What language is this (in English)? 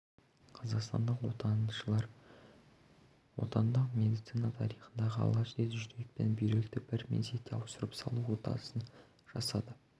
Kazakh